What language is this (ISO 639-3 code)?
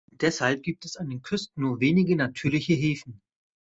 deu